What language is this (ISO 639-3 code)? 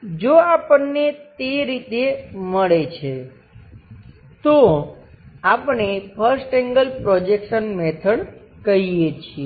guj